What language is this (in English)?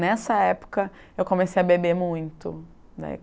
Portuguese